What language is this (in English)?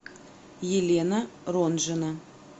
Russian